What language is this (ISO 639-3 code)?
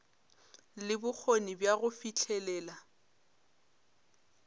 nso